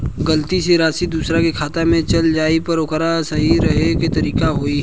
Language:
Bhojpuri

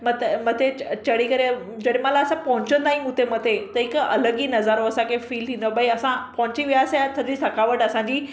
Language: Sindhi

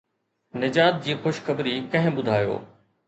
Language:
Sindhi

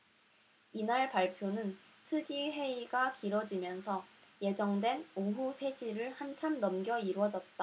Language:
Korean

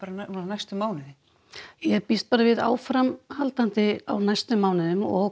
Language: Icelandic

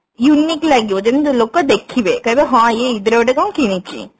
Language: Odia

